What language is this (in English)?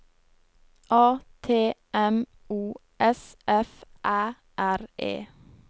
Norwegian